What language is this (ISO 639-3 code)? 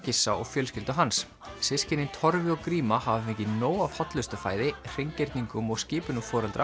isl